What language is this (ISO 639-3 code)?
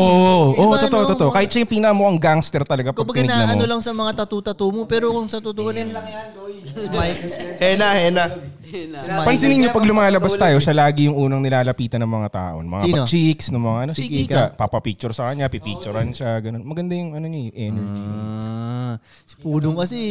fil